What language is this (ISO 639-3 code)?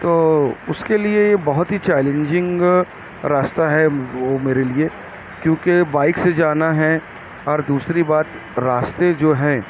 urd